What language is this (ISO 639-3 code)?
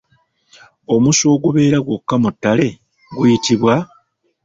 lug